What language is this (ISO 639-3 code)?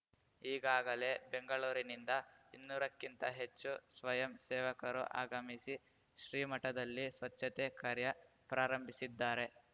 kan